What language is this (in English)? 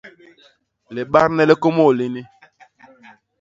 Basaa